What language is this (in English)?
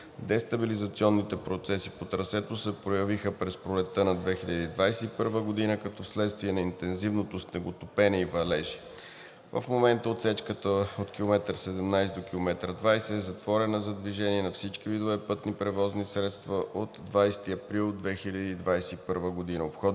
Bulgarian